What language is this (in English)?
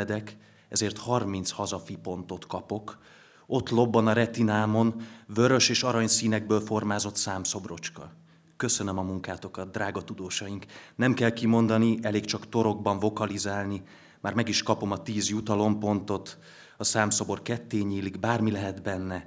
Hungarian